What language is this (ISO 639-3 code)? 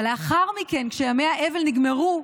heb